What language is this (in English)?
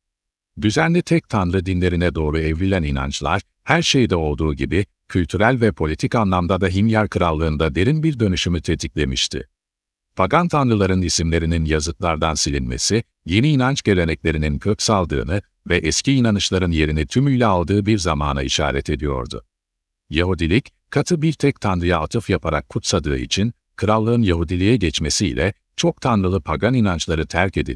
Turkish